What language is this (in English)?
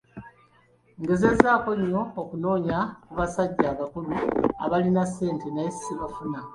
Ganda